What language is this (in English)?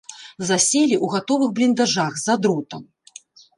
Belarusian